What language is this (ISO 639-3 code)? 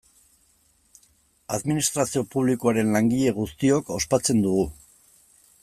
eus